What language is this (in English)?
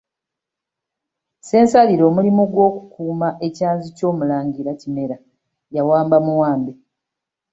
Ganda